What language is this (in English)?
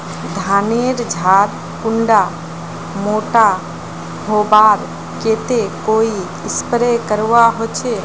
Magahi